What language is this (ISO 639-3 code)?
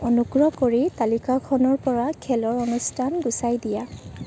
asm